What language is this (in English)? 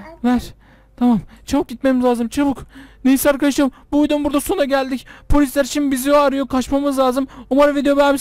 Turkish